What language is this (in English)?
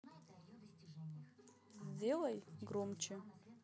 Russian